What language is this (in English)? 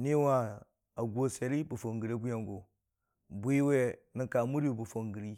Dijim-Bwilim